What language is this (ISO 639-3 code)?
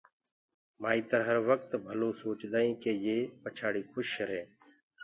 ggg